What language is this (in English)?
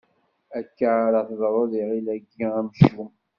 Kabyle